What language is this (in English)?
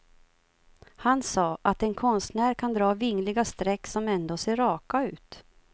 Swedish